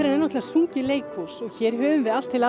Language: Icelandic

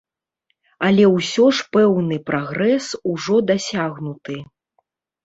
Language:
Belarusian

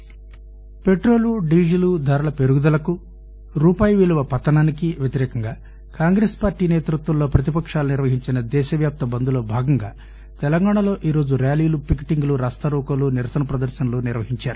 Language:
Telugu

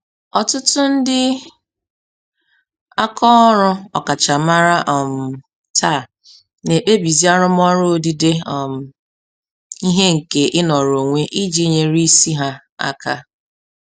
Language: Igbo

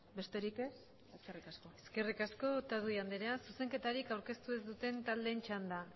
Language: Basque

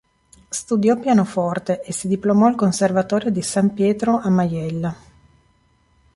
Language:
Italian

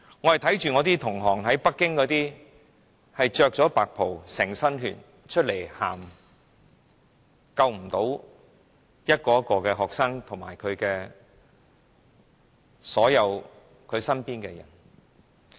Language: Cantonese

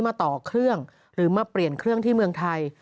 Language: Thai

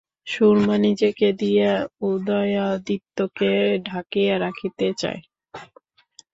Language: Bangla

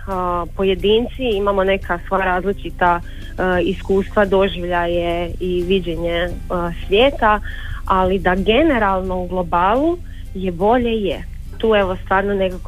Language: Croatian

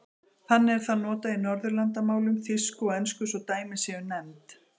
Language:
Icelandic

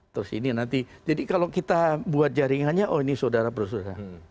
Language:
Indonesian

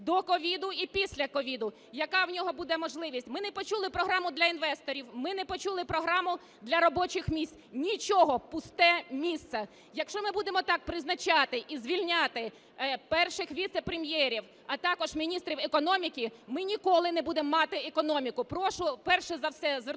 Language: Ukrainian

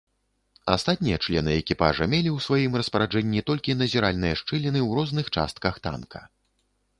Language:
Belarusian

